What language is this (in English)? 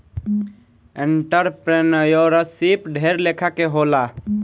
Bhojpuri